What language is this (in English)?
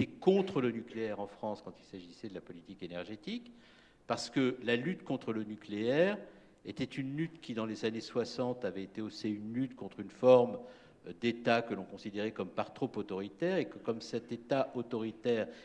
French